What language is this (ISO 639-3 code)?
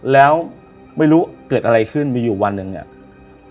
tha